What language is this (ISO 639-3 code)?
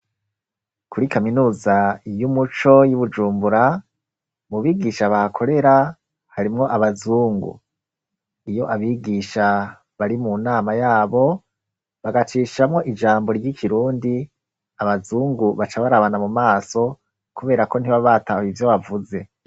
run